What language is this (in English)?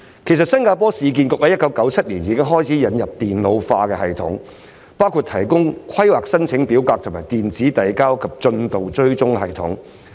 Cantonese